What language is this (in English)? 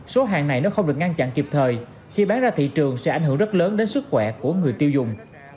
Vietnamese